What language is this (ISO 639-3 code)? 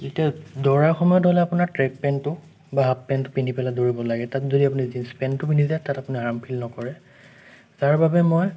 asm